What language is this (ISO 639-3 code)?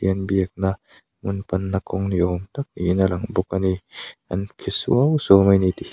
lus